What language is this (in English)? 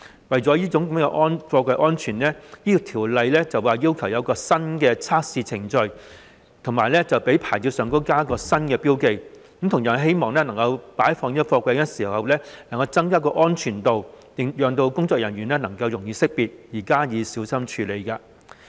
Cantonese